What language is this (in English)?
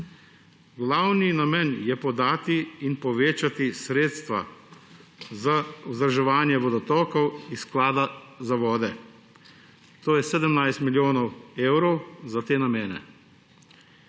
Slovenian